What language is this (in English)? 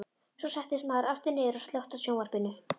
Icelandic